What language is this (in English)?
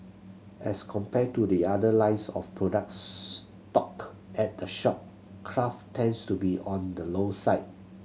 English